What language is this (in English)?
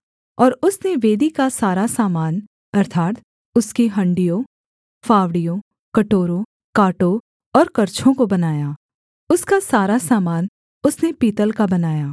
Hindi